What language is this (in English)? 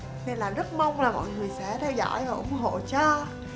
Vietnamese